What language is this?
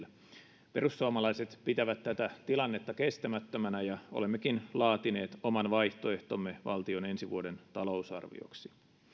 Finnish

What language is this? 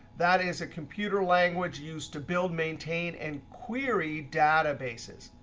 English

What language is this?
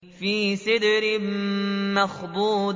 Arabic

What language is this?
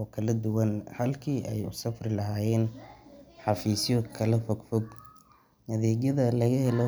Somali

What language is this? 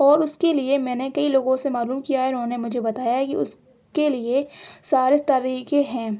Urdu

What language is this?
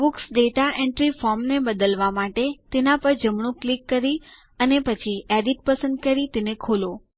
Gujarati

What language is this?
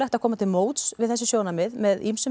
Icelandic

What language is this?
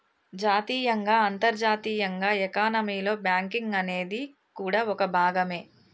Telugu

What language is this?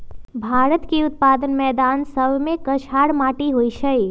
Magahi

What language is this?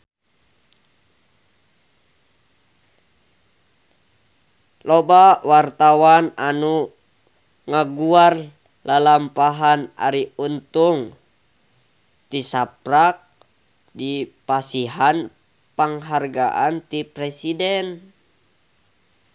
Sundanese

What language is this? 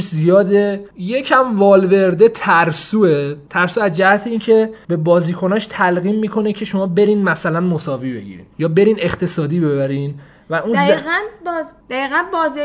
Persian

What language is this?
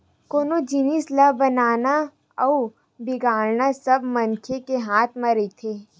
Chhattisgarhi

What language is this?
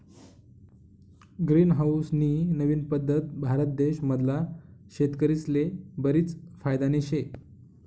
Marathi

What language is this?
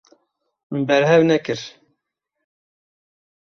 Kurdish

